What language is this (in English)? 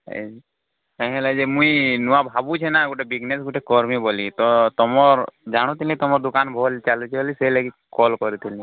Odia